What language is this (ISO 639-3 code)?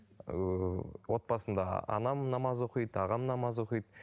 kaz